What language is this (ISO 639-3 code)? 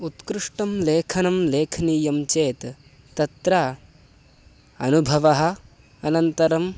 san